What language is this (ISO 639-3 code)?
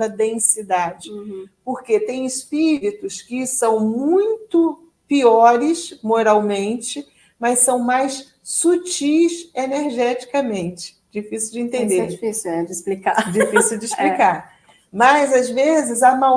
por